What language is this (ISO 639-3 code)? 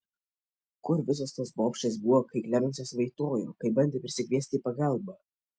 lit